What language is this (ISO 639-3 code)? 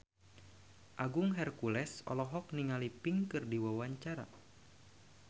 sun